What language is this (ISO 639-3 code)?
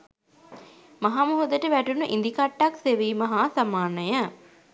sin